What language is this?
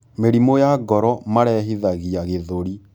Kikuyu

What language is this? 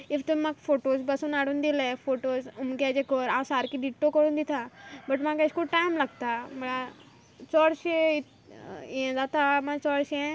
Konkani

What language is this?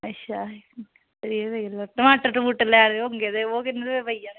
Dogri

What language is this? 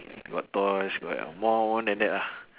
English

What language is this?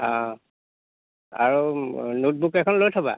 Assamese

